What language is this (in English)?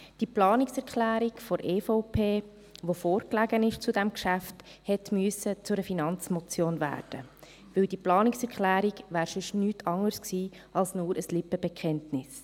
Swiss German